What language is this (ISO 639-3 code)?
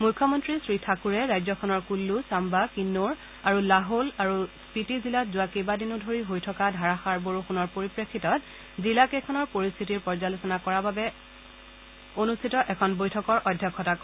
asm